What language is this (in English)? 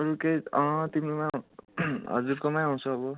Nepali